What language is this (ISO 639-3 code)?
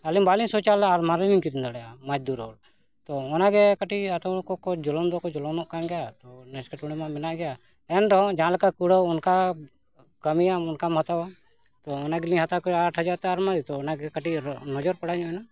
sat